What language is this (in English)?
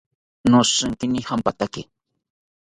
South Ucayali Ashéninka